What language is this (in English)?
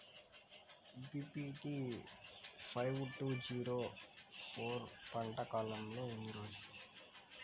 Telugu